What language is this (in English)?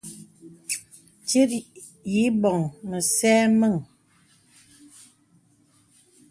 Bebele